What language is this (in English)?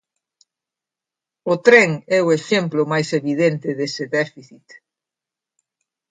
Galician